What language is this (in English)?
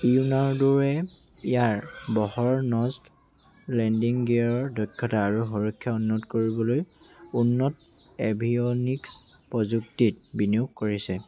Assamese